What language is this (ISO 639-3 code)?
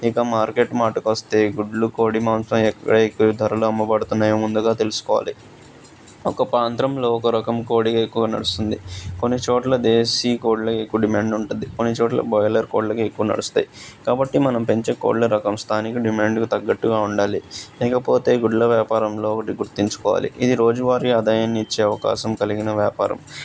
tel